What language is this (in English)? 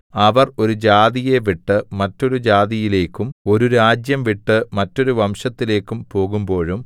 Malayalam